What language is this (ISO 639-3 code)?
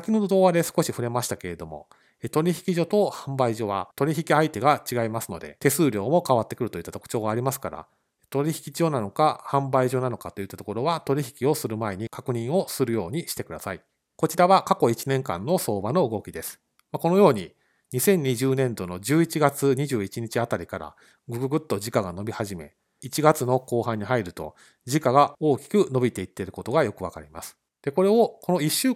jpn